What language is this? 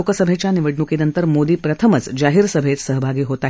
Marathi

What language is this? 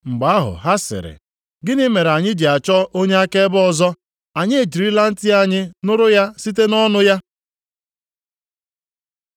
Igbo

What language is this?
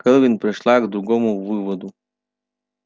Russian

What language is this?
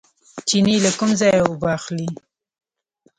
Pashto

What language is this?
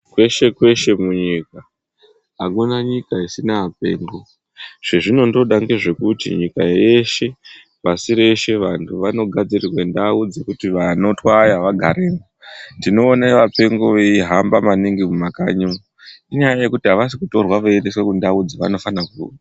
Ndau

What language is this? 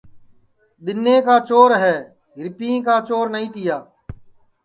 Sansi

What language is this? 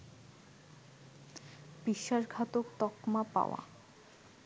Bangla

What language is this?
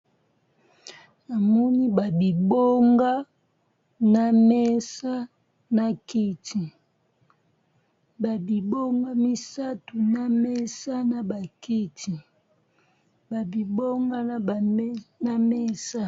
Lingala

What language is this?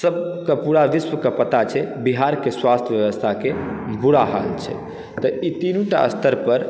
Maithili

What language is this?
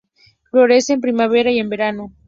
Spanish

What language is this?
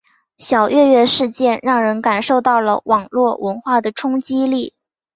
Chinese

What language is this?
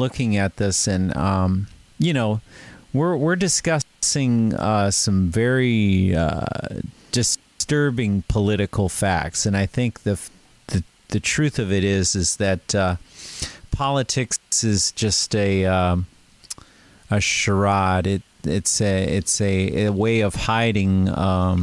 Dutch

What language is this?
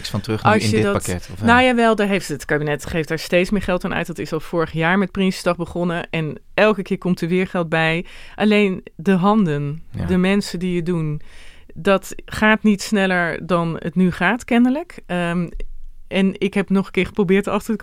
Dutch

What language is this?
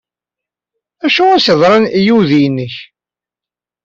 Kabyle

